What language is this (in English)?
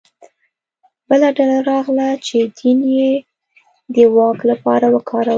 Pashto